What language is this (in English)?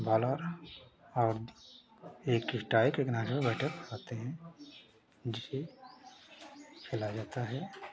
Hindi